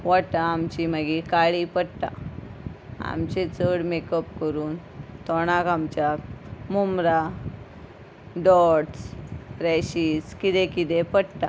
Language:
Konkani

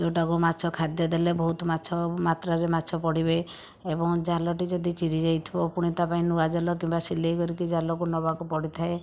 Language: Odia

